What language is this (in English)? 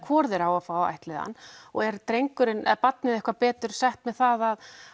Icelandic